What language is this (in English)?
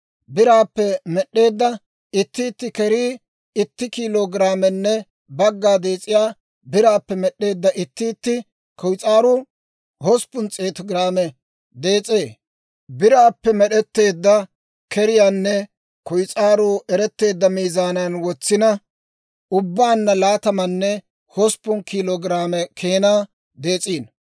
Dawro